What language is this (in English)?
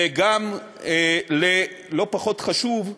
Hebrew